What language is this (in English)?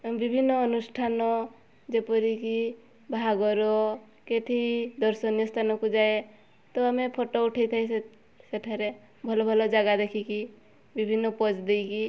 Odia